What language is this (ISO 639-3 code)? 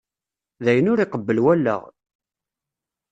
kab